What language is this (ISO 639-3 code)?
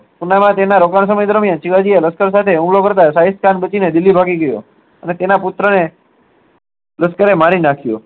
guj